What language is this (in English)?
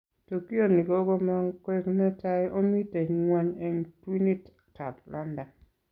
Kalenjin